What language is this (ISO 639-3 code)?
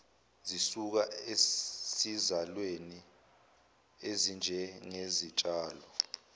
zul